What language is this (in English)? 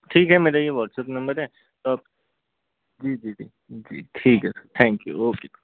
Hindi